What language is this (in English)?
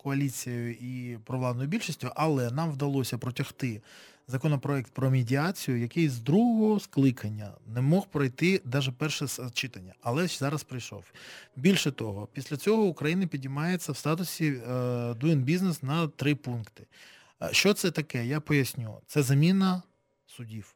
Ukrainian